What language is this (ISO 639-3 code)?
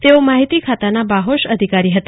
guj